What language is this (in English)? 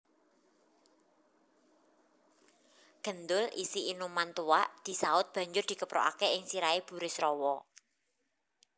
Javanese